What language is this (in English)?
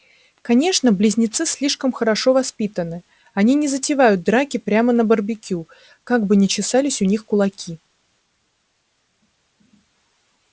Russian